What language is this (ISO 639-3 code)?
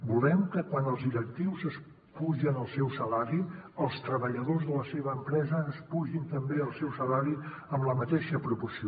cat